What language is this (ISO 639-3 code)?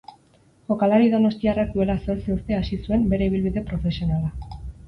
eus